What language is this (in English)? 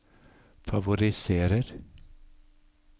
Norwegian